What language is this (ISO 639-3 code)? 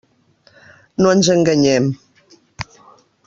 cat